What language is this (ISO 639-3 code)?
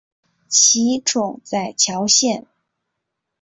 zho